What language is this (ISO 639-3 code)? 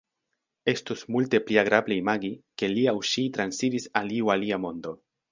epo